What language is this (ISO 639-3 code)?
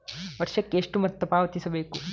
kan